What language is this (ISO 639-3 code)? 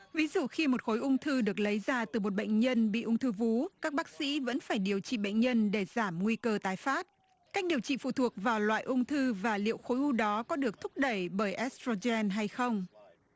vie